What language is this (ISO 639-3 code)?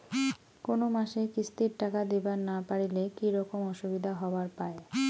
ben